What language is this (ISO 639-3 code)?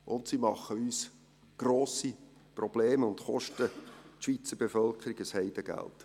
gsw